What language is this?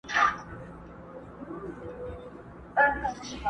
Pashto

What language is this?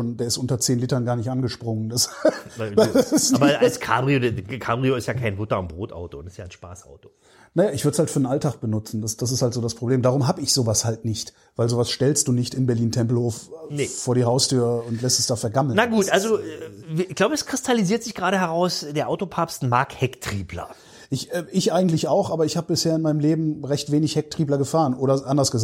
German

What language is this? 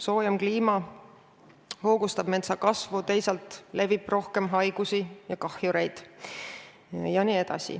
Estonian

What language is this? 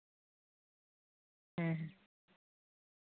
Santali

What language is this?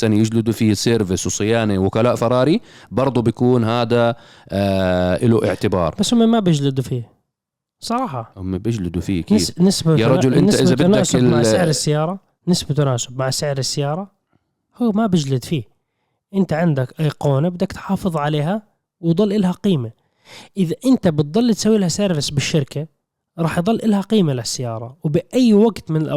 Arabic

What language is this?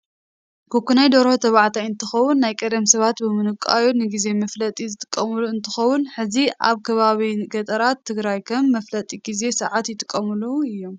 Tigrinya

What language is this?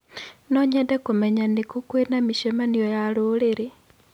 Kikuyu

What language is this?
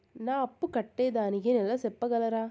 Telugu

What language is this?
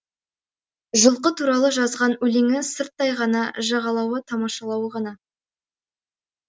Kazakh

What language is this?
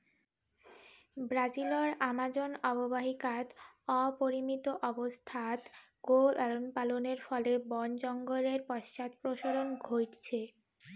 Bangla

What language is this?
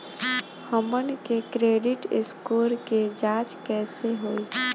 Bhojpuri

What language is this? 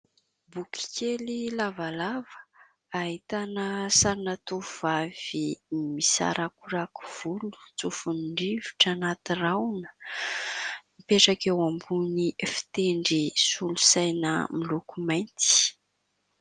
Malagasy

